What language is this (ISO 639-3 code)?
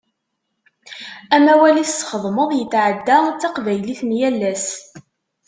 kab